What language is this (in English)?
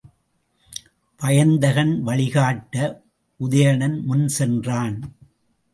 Tamil